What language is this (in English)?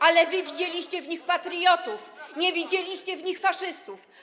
Polish